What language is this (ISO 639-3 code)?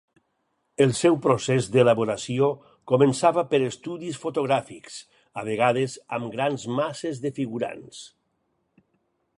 cat